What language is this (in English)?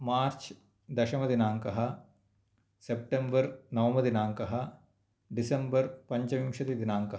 Sanskrit